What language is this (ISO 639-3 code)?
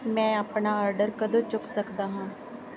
pan